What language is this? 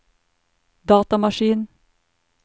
Norwegian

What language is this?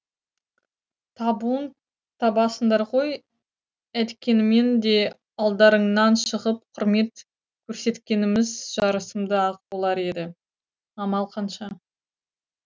Kazakh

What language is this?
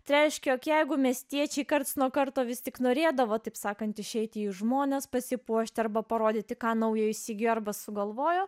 Lithuanian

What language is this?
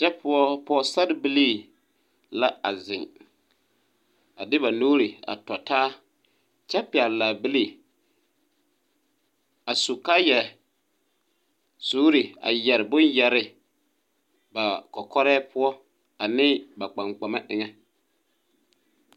Southern Dagaare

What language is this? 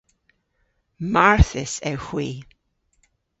Cornish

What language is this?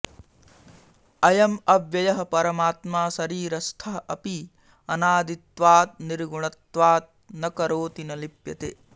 Sanskrit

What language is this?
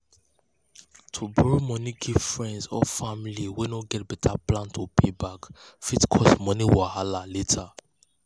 Nigerian Pidgin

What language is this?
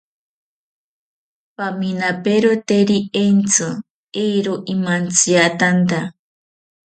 South Ucayali Ashéninka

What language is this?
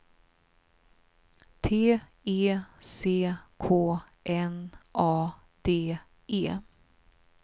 Swedish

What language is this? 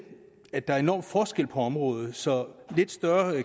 Danish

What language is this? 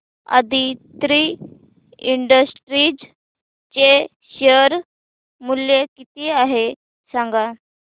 Marathi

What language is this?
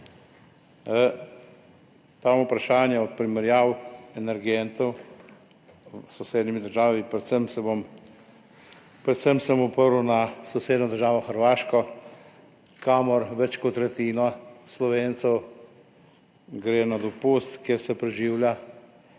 Slovenian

